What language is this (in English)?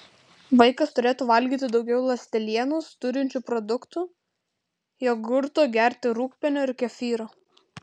Lithuanian